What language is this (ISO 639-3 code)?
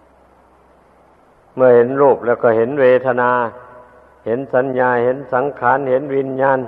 tha